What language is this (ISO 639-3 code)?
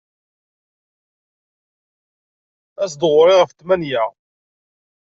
kab